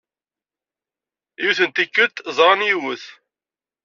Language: Kabyle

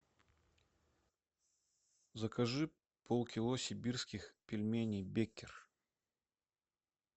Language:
Russian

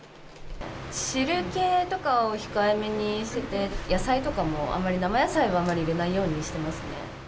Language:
Japanese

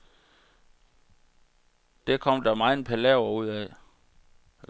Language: Danish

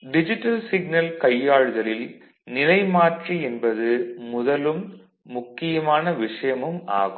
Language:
Tamil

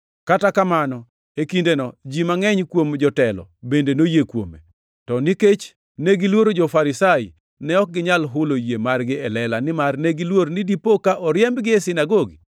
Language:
Luo (Kenya and Tanzania)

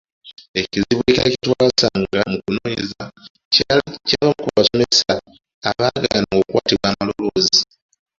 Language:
Ganda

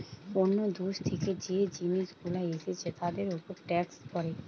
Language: Bangla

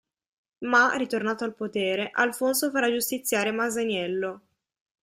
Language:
Italian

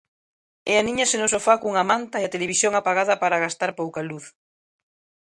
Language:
Galician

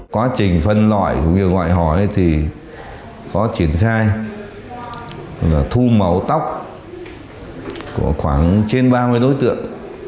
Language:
Vietnamese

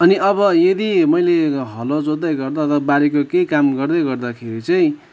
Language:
Nepali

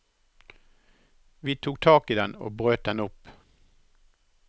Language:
Norwegian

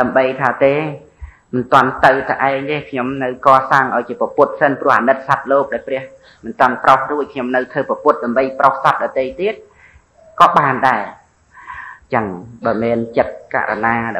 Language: Thai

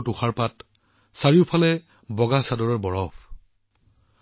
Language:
Assamese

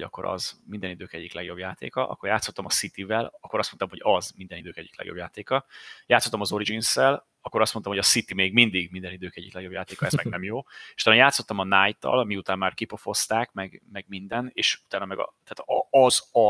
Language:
Hungarian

